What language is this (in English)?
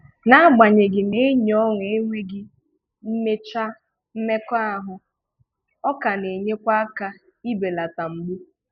Igbo